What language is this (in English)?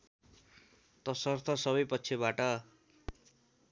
Nepali